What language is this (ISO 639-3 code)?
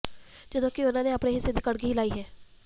pan